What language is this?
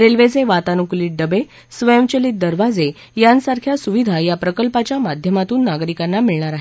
Marathi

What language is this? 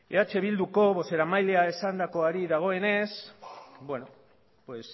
Basque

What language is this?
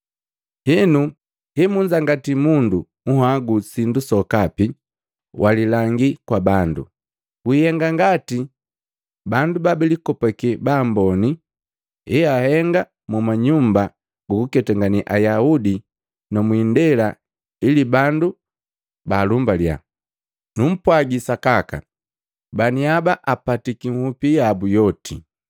Matengo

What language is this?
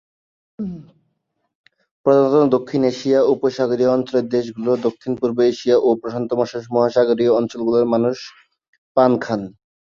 Bangla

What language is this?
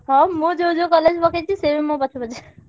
Odia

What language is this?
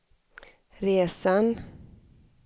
Swedish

